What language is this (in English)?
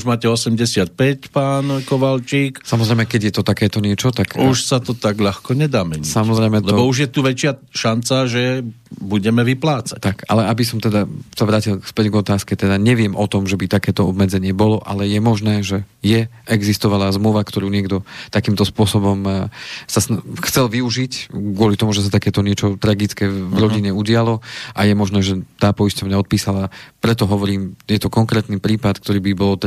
Slovak